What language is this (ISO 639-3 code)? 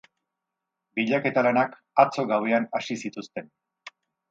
eus